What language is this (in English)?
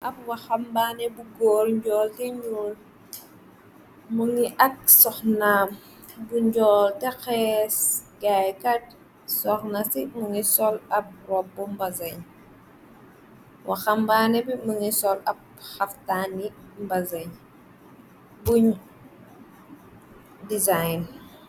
Wolof